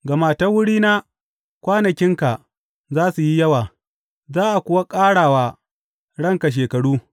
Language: Hausa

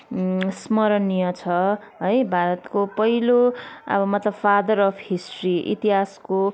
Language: Nepali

